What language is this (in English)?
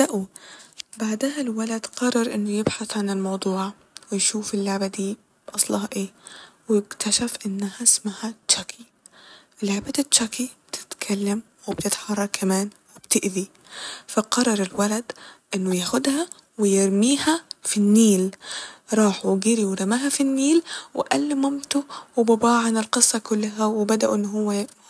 Egyptian Arabic